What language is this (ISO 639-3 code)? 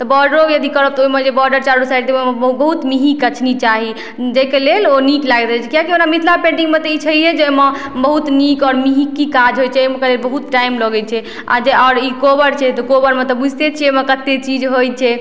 mai